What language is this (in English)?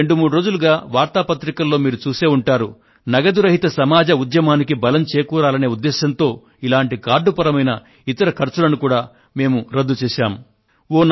Telugu